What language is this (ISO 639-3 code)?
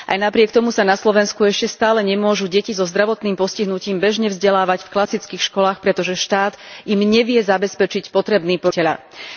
slk